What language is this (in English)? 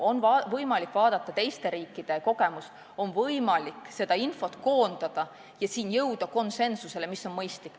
Estonian